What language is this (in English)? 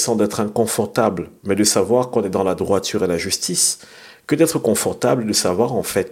French